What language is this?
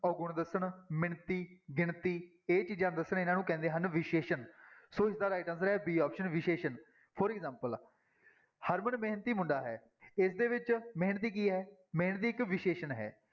Punjabi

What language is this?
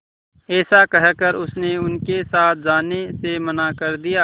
Hindi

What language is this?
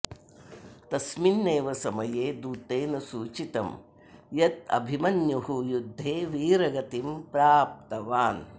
Sanskrit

